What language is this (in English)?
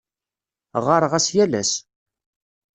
Kabyle